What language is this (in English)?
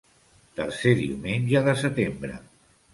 Catalan